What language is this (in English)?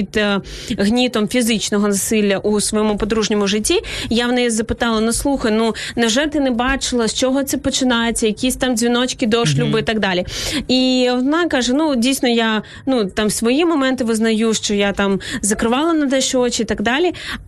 Ukrainian